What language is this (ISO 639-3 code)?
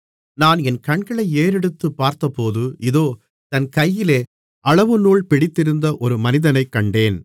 tam